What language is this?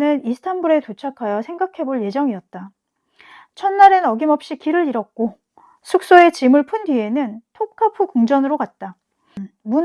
Korean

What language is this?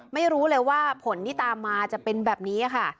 Thai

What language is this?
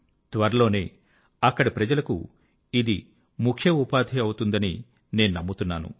Telugu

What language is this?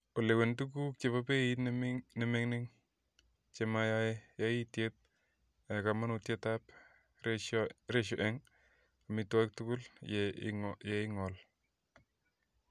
Kalenjin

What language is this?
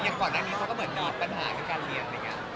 Thai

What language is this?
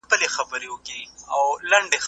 Pashto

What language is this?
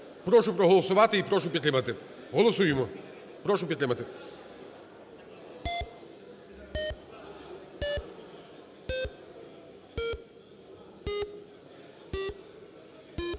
Ukrainian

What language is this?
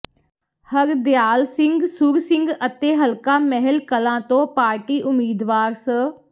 Punjabi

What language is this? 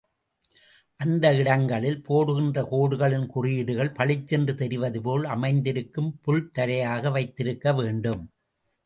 Tamil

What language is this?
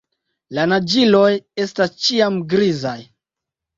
Esperanto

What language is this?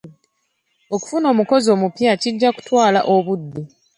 Ganda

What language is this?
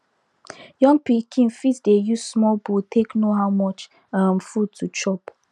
Nigerian Pidgin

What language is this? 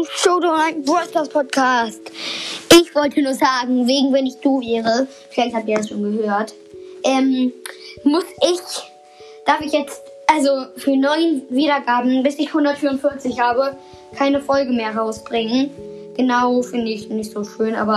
German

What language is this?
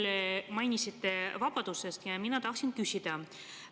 Estonian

